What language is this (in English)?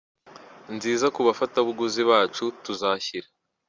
Kinyarwanda